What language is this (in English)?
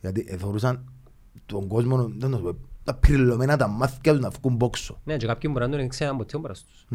Greek